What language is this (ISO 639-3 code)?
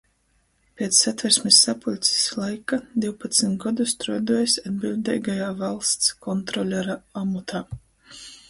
ltg